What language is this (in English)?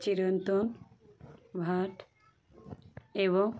Bangla